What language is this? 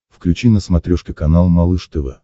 Russian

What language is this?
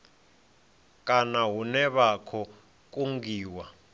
Venda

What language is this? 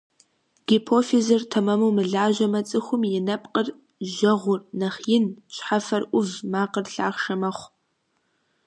Kabardian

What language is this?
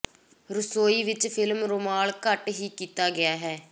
Punjabi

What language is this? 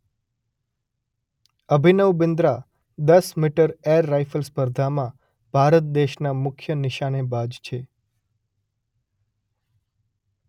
Gujarati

